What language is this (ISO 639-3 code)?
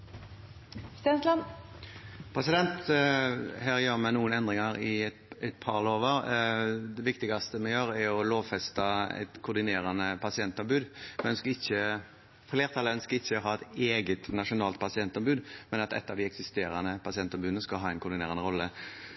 nob